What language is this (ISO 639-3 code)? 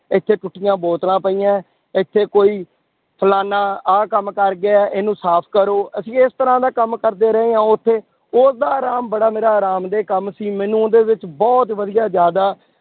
pan